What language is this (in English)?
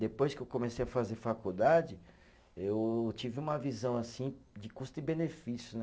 Portuguese